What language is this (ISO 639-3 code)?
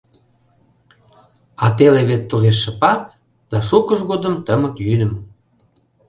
chm